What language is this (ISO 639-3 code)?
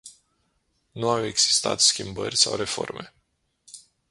ron